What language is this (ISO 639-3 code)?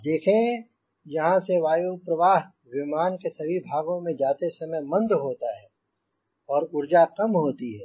hin